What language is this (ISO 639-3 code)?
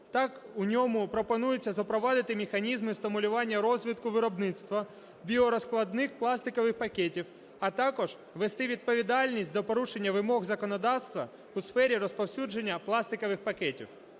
ukr